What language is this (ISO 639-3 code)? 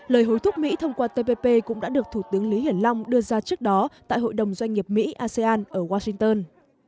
vie